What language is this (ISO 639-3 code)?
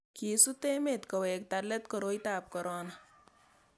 kln